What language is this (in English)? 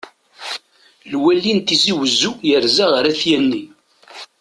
Kabyle